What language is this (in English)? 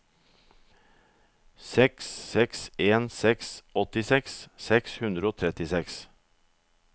Norwegian